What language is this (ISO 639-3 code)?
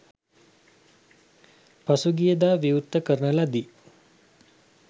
sin